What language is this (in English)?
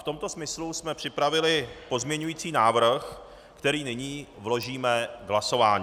Czech